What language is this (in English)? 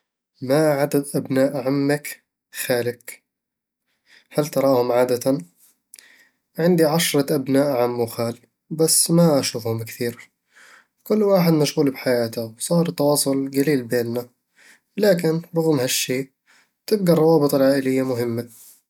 Eastern Egyptian Bedawi Arabic